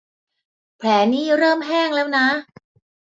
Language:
Thai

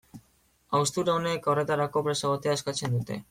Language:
Basque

